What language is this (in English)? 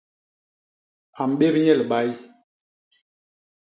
Basaa